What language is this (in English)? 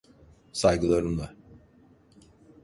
Turkish